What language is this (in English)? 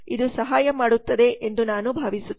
Kannada